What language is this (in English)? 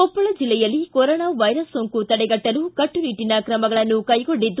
Kannada